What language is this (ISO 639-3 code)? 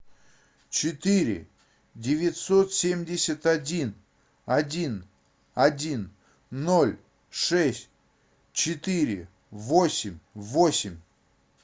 rus